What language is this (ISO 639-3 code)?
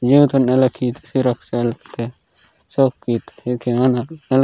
gon